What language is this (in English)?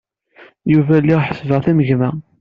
Kabyle